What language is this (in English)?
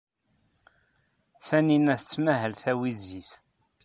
Kabyle